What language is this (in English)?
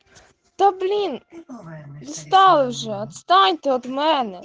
Russian